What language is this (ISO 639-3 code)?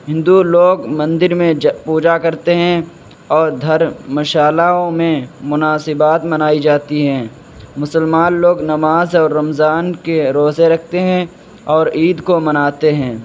urd